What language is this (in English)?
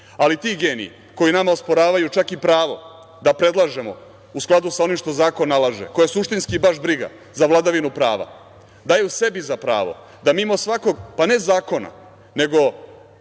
Serbian